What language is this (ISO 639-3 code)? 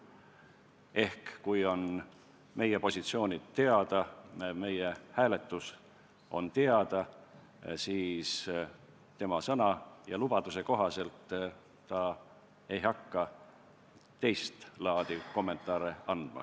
est